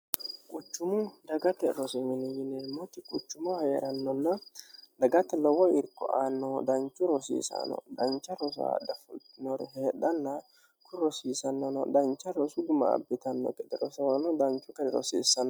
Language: Sidamo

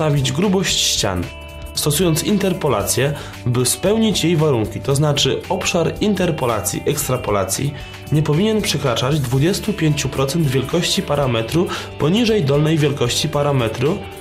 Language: Polish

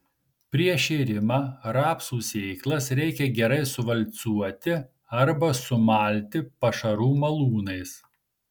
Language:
Lithuanian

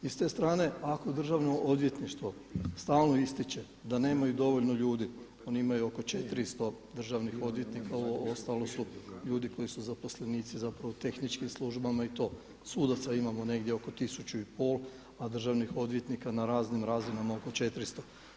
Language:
Croatian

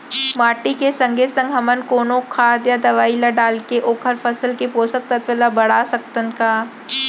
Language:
Chhattisgarhi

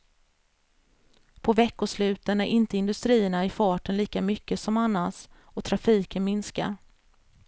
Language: Swedish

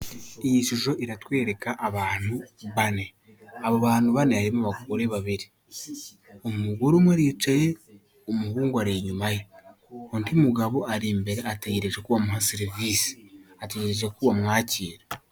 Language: Kinyarwanda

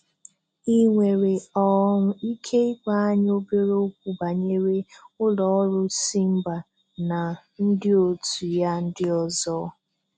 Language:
Igbo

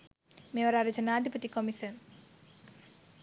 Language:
Sinhala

